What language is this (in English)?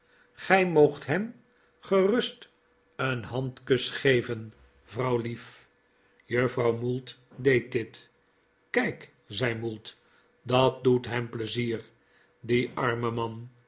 Dutch